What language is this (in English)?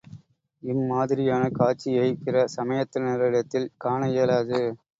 Tamil